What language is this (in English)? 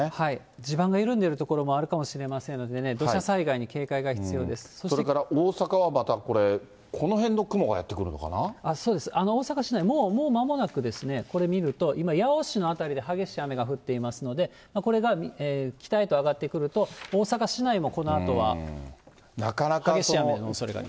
Japanese